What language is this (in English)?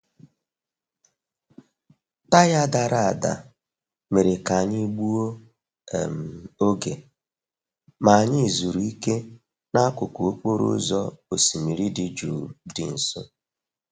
Igbo